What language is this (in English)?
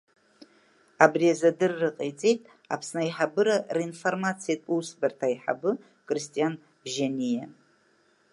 Abkhazian